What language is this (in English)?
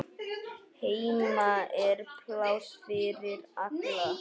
Icelandic